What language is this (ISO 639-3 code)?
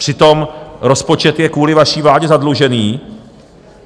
ces